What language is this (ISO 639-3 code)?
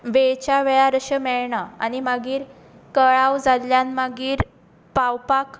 kok